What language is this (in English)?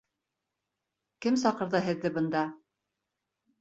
Bashkir